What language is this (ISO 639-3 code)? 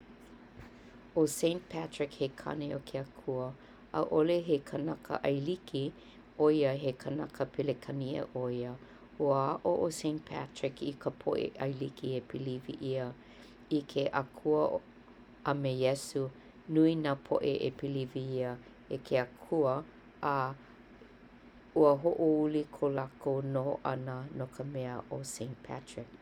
haw